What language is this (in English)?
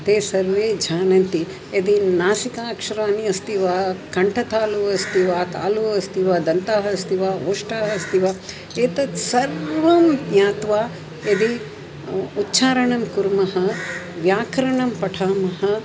Sanskrit